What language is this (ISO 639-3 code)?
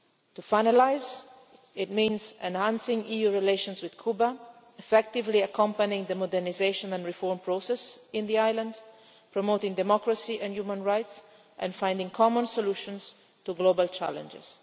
eng